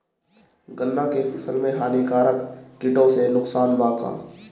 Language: Bhojpuri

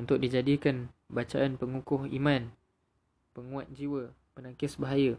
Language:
Malay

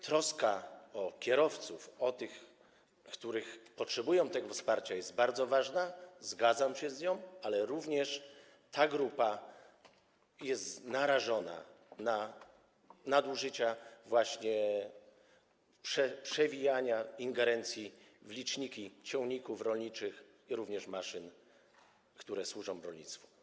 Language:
Polish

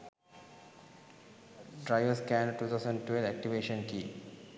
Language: Sinhala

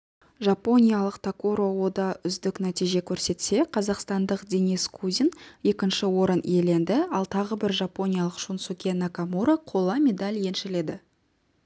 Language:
Kazakh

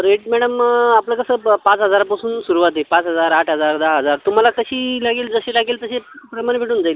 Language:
Marathi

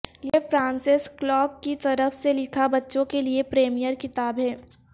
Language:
Urdu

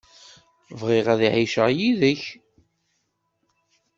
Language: Kabyle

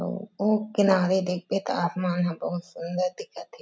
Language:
Chhattisgarhi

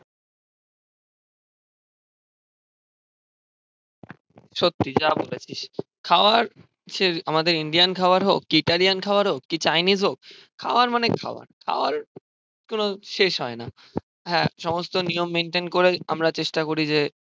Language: Bangla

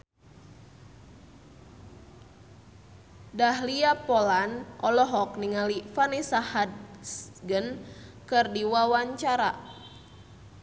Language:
Sundanese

